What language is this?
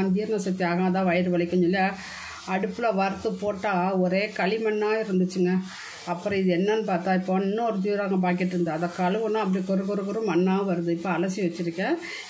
Tamil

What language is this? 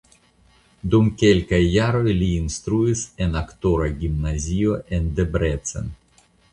Esperanto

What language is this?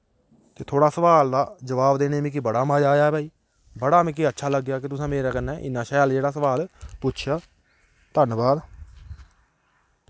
Dogri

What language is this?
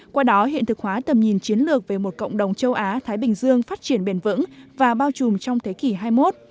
Vietnamese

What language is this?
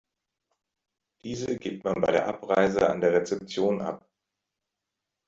German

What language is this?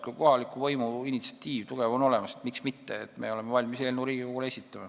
Estonian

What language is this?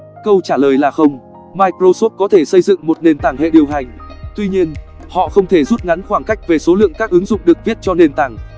Vietnamese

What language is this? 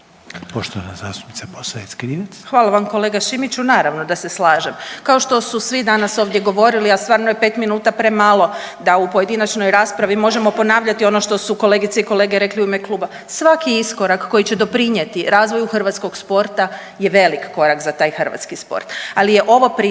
Croatian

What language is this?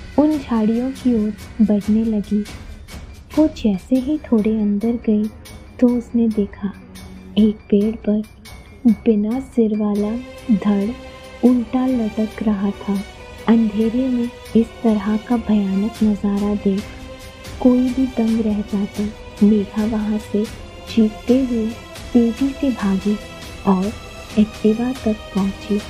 Hindi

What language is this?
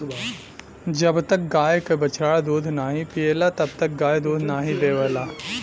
Bhojpuri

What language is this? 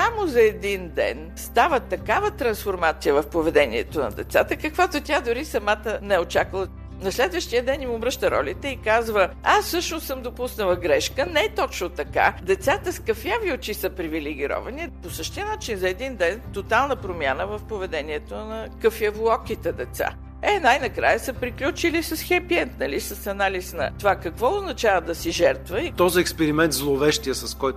Bulgarian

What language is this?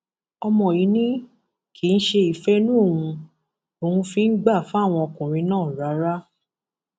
Yoruba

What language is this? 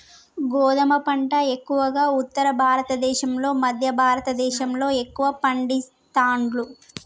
Telugu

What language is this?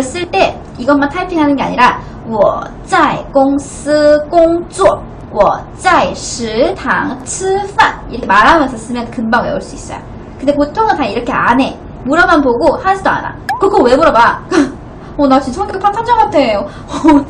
Korean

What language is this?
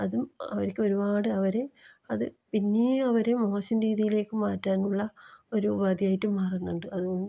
Malayalam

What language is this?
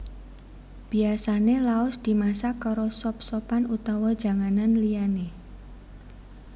Javanese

